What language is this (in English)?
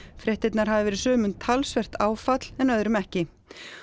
Icelandic